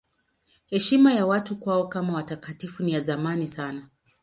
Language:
Swahili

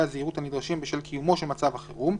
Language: Hebrew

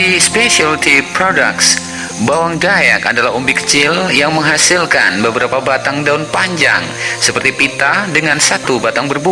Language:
Indonesian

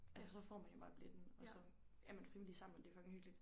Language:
Danish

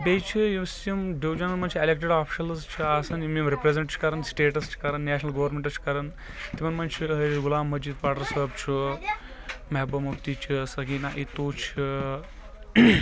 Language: Kashmiri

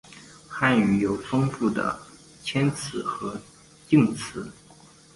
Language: Chinese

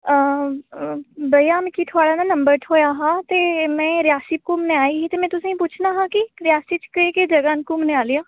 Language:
Dogri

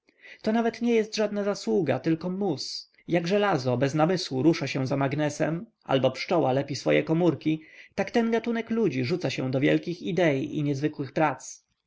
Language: Polish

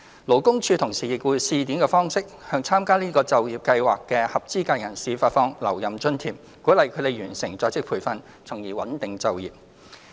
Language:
Cantonese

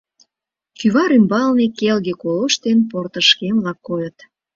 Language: Mari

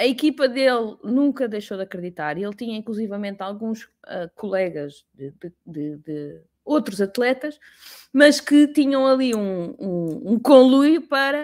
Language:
Portuguese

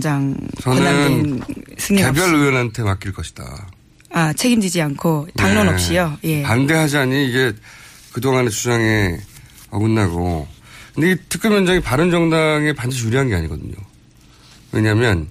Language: Korean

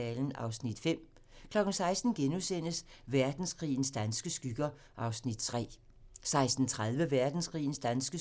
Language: Danish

